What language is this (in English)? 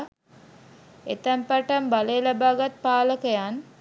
Sinhala